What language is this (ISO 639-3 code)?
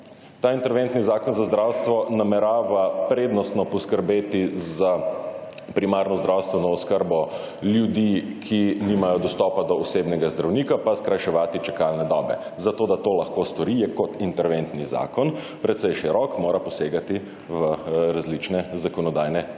slv